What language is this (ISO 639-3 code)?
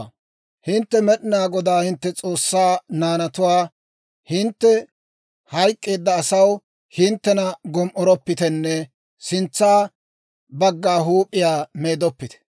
dwr